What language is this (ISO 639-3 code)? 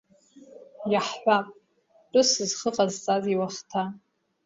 abk